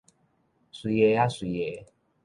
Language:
Min Nan Chinese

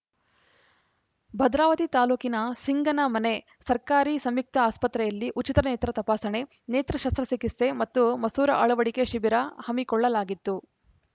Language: Kannada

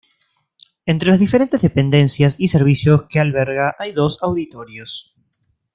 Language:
Spanish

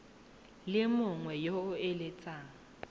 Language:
Tswana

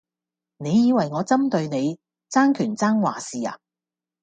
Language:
Cantonese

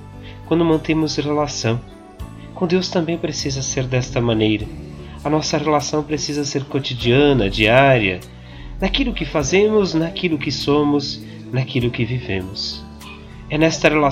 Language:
Portuguese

